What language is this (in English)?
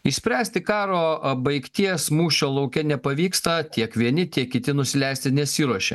Lithuanian